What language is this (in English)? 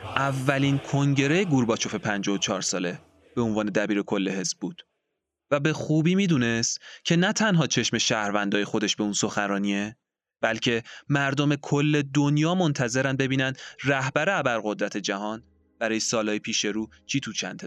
Persian